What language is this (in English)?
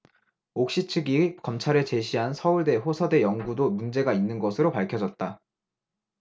Korean